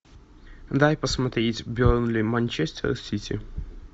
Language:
Russian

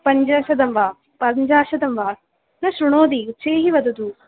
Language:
Sanskrit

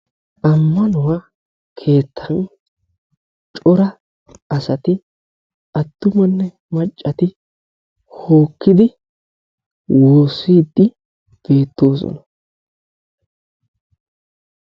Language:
Wolaytta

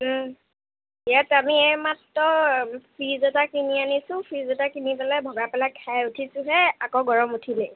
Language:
Assamese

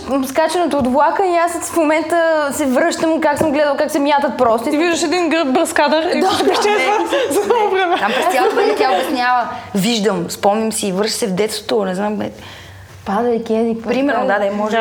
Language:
Bulgarian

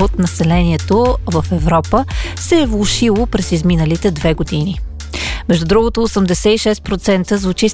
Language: Bulgarian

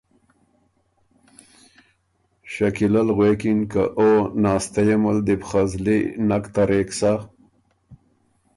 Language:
Ormuri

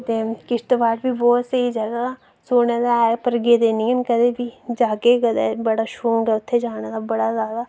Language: Dogri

